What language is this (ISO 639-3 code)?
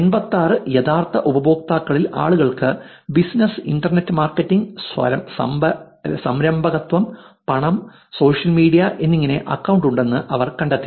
mal